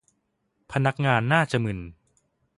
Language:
Thai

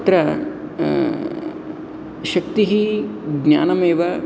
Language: Sanskrit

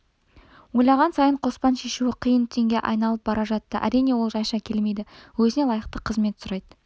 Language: Kazakh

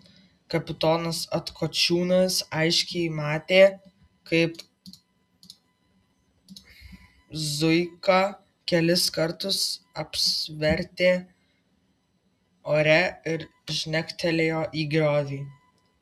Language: Lithuanian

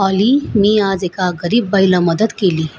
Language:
Marathi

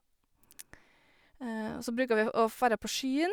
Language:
Norwegian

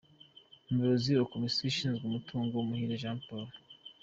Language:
Kinyarwanda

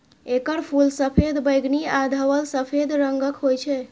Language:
Maithili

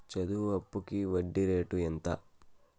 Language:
Telugu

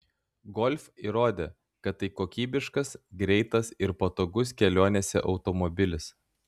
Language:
Lithuanian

